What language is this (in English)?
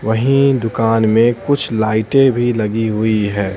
Hindi